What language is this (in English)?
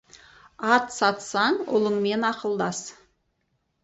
Kazakh